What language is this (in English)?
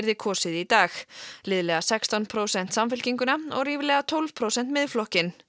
Icelandic